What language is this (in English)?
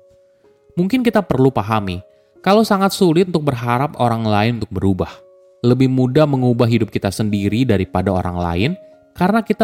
Indonesian